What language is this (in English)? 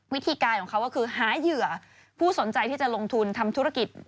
Thai